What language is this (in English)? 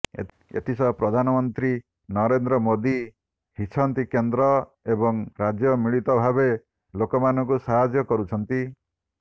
Odia